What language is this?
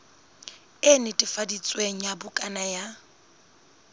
Southern Sotho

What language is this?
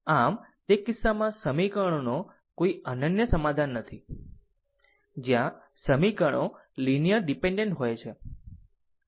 Gujarati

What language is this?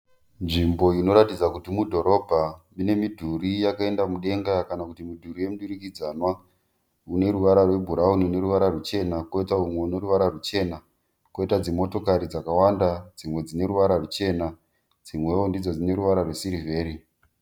Shona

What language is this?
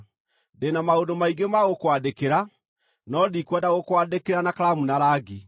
Kikuyu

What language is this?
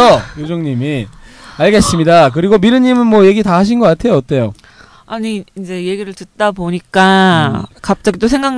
Korean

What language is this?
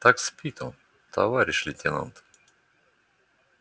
Russian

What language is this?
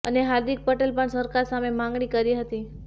Gujarati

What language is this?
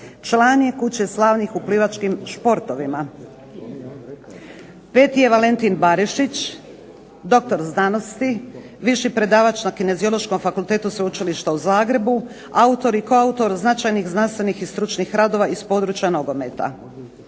Croatian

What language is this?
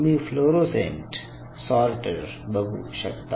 Marathi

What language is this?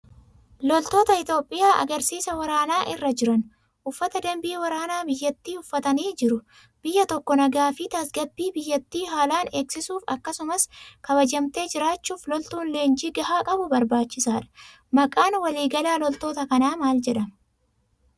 Oromo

